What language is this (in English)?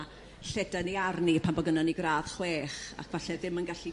Welsh